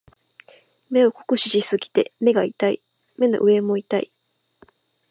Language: Japanese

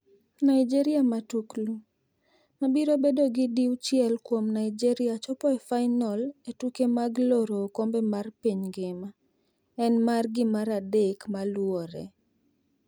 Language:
Luo (Kenya and Tanzania)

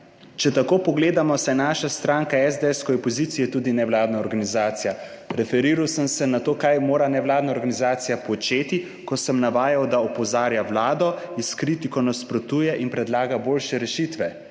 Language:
Slovenian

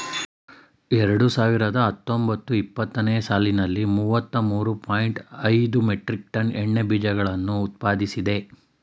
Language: Kannada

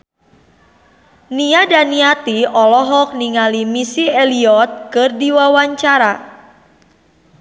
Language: Sundanese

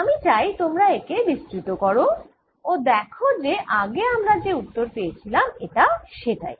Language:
Bangla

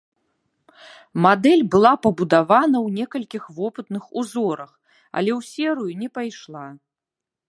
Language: Belarusian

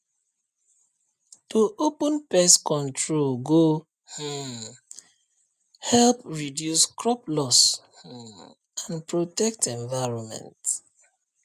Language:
Nigerian Pidgin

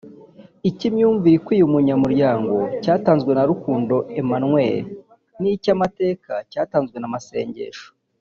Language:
Kinyarwanda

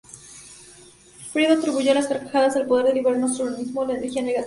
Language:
Spanish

